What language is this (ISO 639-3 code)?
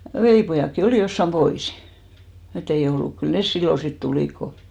fin